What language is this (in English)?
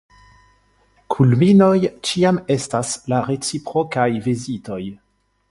Esperanto